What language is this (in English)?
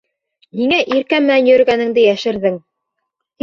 Bashkir